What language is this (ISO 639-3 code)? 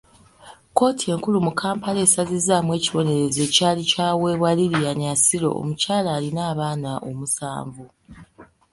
lug